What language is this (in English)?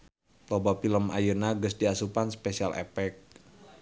Sundanese